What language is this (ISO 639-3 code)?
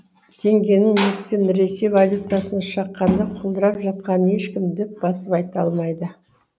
kaz